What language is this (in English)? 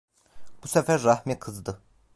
Turkish